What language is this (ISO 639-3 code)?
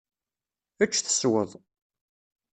kab